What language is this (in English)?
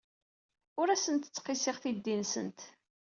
Kabyle